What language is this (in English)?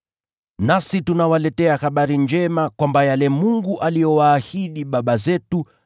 Swahili